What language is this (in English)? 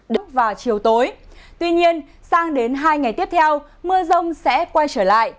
Vietnamese